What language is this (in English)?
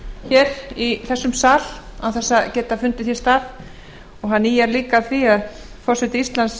Icelandic